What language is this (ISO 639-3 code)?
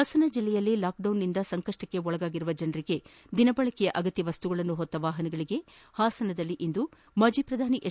kan